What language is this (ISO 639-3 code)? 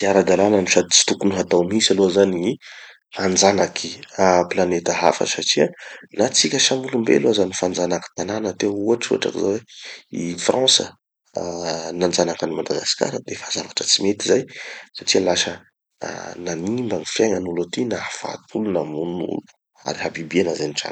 txy